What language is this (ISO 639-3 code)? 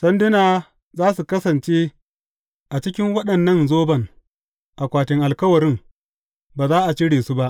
hau